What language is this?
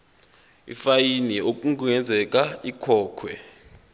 Zulu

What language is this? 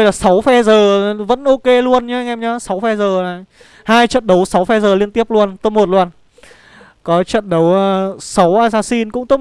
Vietnamese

